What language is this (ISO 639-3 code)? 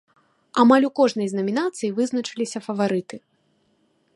bel